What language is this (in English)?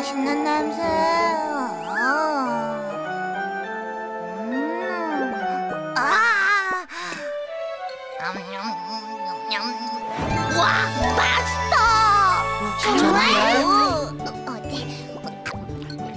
Korean